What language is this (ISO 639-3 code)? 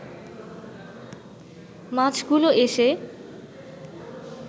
ben